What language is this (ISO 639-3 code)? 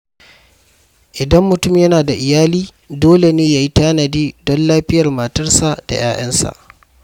hau